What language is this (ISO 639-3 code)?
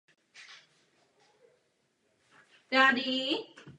ces